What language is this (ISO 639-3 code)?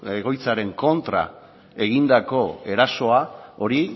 eus